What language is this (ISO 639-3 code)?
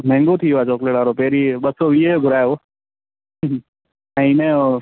snd